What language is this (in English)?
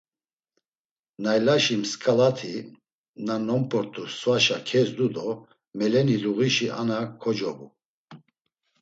Laz